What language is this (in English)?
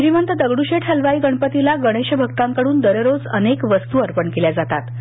Marathi